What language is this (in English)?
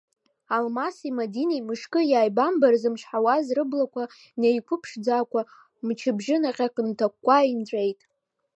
Abkhazian